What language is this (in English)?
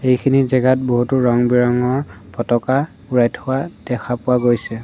Assamese